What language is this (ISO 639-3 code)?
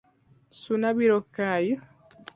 luo